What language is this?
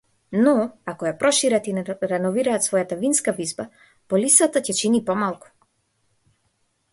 Macedonian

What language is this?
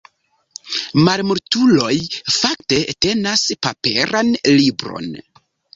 Esperanto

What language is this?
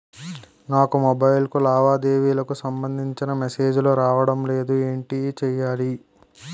Telugu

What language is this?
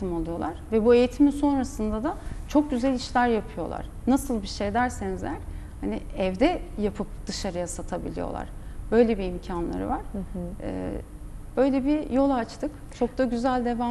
Turkish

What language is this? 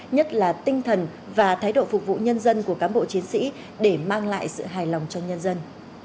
Vietnamese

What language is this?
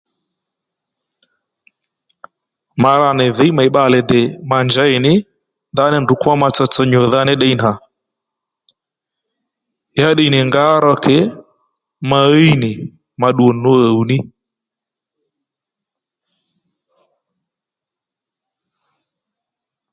Lendu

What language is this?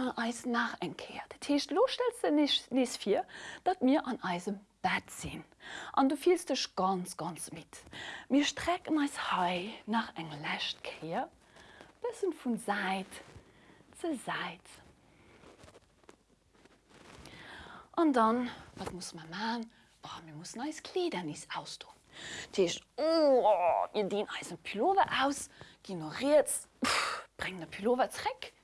German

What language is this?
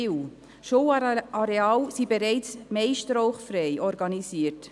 Swiss German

